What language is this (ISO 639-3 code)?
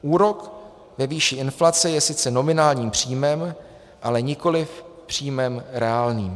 ces